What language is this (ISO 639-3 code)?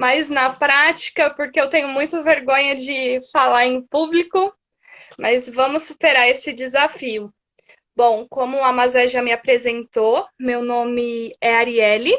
por